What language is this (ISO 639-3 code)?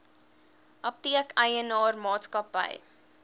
afr